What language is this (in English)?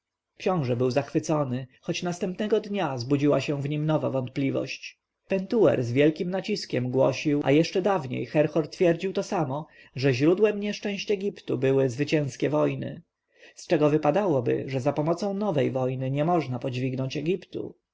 Polish